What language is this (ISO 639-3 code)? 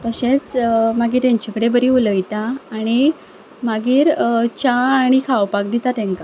kok